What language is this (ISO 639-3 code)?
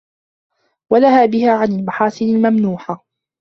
ara